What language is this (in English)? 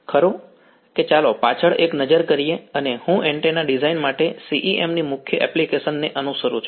Gujarati